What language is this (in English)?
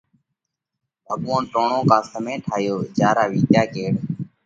Parkari Koli